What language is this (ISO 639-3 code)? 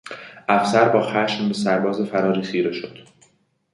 fas